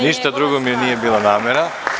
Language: Serbian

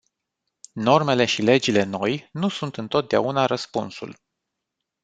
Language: Romanian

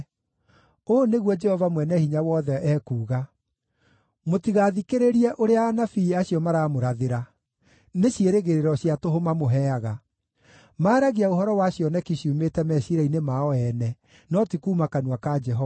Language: Kikuyu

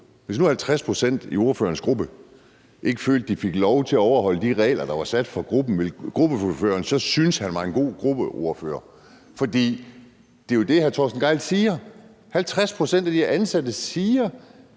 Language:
Danish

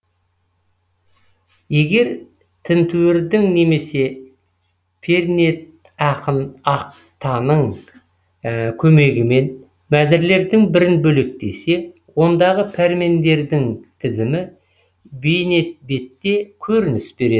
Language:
Kazakh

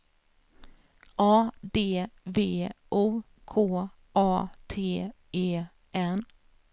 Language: Swedish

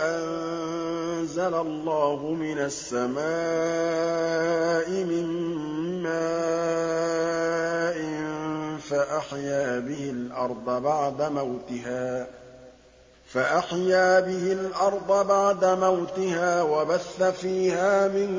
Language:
Arabic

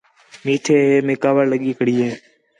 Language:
Khetrani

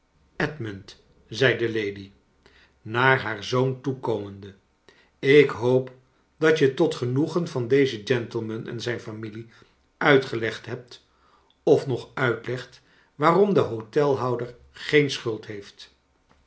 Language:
Dutch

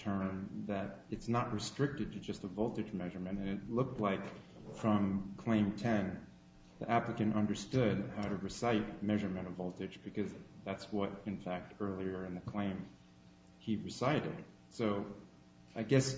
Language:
English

